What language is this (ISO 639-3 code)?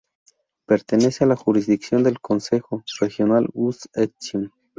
spa